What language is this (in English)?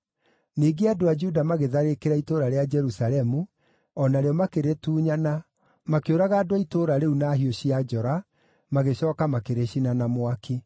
Kikuyu